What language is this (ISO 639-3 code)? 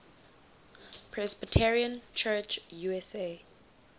eng